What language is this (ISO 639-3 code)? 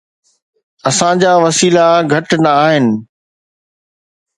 snd